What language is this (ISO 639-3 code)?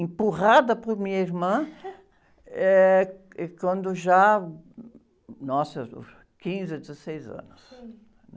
por